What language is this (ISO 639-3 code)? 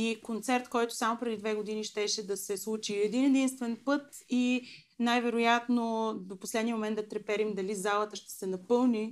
bul